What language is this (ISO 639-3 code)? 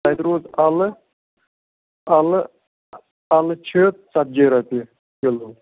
kas